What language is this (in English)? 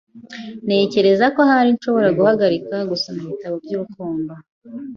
Kinyarwanda